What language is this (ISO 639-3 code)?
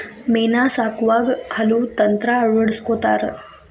kan